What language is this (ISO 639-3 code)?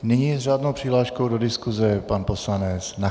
ces